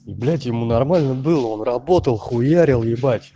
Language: Russian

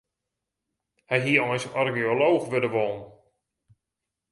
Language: Western Frisian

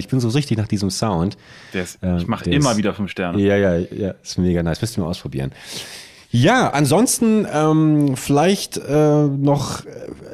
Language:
German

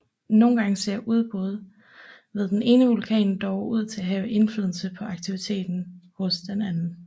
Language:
Danish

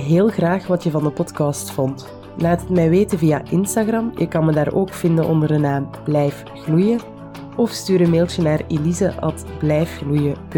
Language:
Dutch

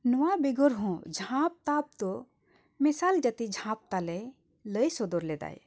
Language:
Santali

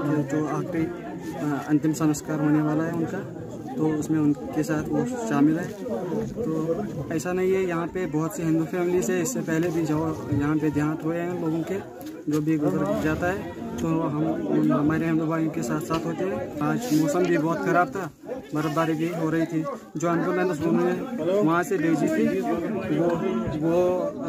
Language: Turkish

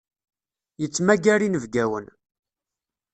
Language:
Kabyle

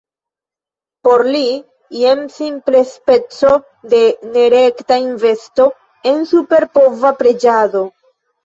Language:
Esperanto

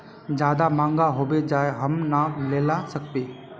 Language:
Magahi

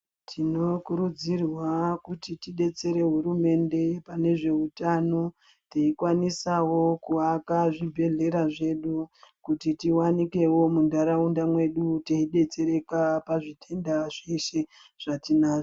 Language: Ndau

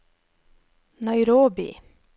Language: Norwegian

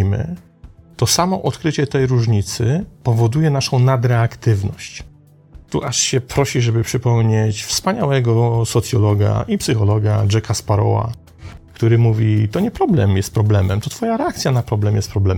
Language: Polish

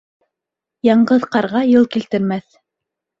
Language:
Bashkir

